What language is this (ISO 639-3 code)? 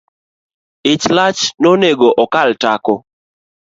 luo